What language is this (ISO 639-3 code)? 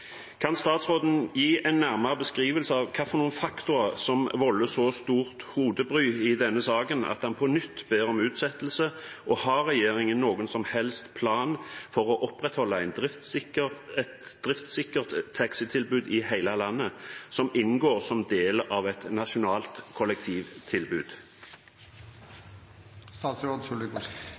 nob